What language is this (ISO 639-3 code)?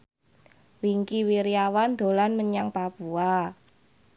jav